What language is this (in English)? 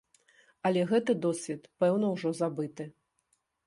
Belarusian